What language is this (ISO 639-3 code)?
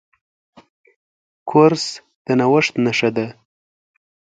pus